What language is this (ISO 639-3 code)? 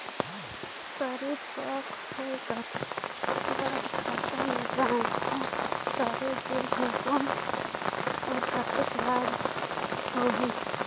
hne